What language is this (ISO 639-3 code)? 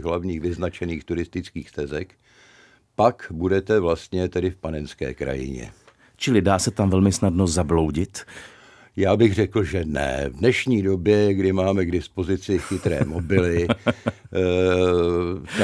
ces